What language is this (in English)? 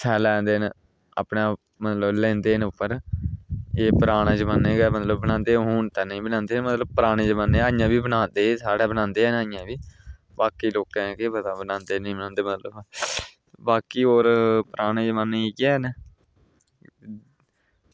Dogri